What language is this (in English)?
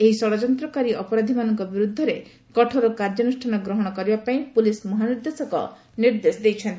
Odia